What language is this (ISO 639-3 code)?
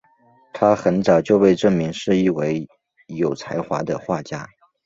zho